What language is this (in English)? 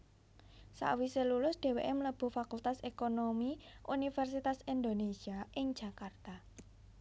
Javanese